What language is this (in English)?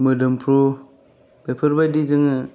Bodo